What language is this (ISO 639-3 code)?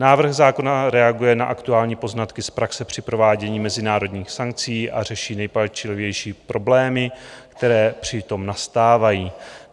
ces